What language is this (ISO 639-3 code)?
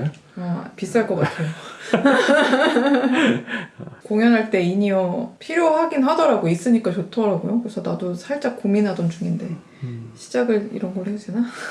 kor